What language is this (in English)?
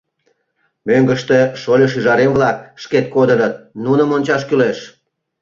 Mari